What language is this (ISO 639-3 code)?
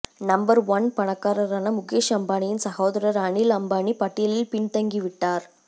tam